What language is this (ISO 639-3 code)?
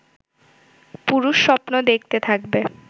ben